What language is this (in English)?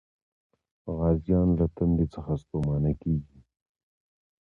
Pashto